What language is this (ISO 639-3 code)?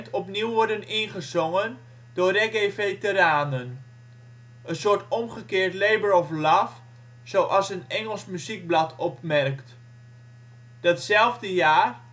nld